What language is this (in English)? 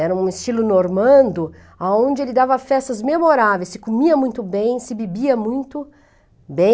Portuguese